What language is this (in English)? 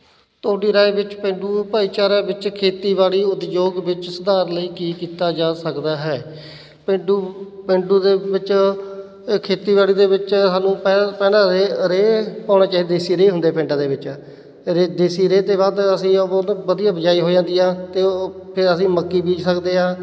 Punjabi